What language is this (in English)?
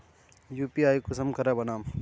Magahi